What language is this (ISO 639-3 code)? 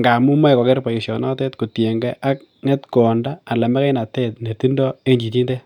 kln